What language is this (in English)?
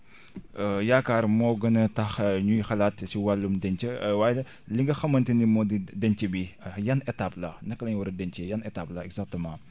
Wolof